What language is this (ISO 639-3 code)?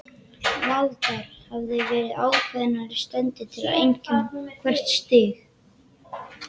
isl